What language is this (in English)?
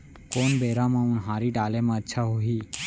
Chhattisgarhi